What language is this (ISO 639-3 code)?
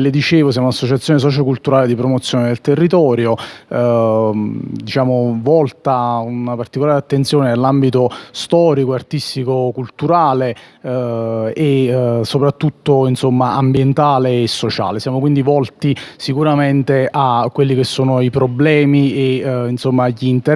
ita